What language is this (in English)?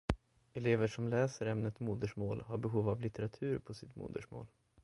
Swedish